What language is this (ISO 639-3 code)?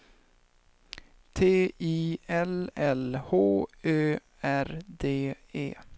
swe